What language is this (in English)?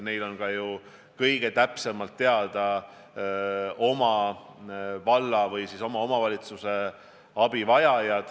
Estonian